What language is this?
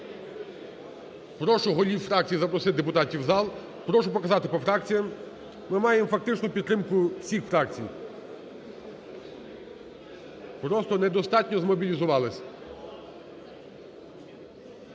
Ukrainian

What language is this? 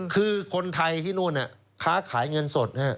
Thai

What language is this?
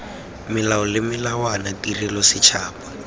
Tswana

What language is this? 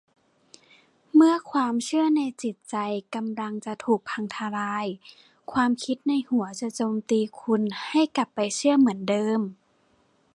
Thai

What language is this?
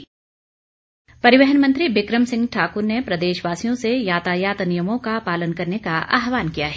Hindi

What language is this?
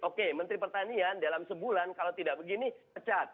Indonesian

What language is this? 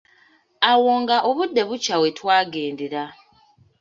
Ganda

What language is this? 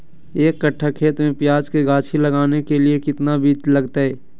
Magahi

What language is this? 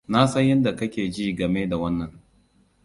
Hausa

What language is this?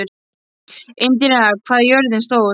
Icelandic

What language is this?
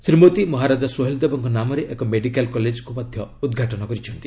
Odia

